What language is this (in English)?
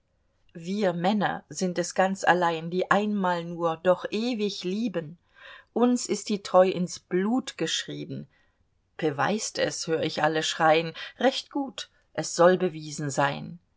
German